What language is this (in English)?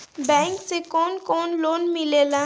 Bhojpuri